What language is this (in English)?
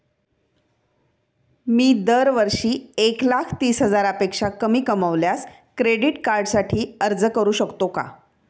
Marathi